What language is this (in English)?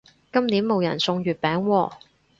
Cantonese